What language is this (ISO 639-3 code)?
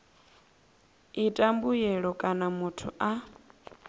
ven